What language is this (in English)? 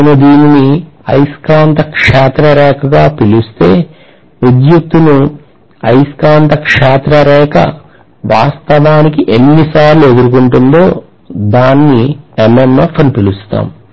Telugu